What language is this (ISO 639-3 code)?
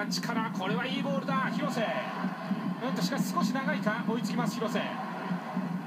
jpn